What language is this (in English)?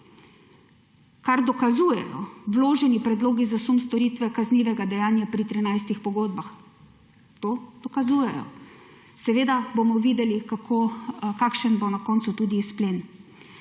Slovenian